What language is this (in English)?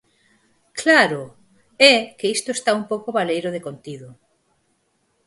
Galician